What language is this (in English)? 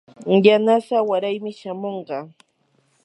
Yanahuanca Pasco Quechua